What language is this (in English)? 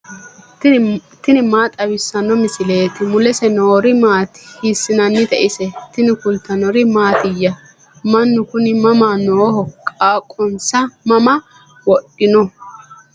Sidamo